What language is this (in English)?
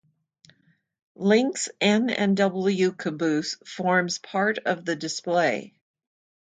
English